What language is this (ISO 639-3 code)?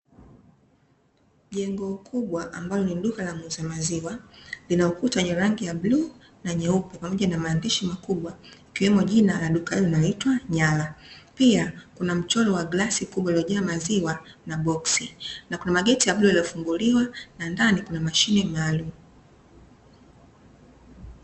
swa